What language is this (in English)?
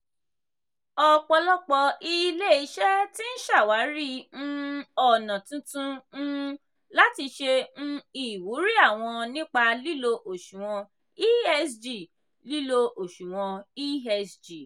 Yoruba